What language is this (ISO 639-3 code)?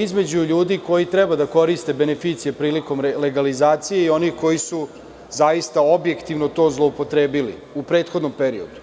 srp